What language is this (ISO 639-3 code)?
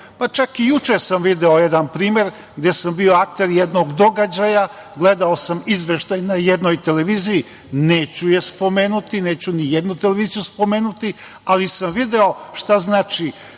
srp